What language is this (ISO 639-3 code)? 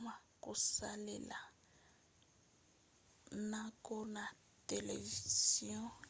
lin